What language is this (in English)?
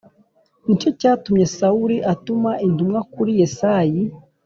Kinyarwanda